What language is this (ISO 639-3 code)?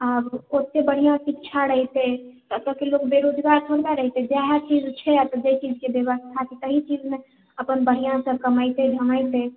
mai